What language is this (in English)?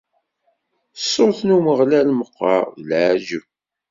Kabyle